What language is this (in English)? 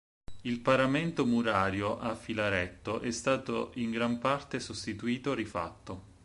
Italian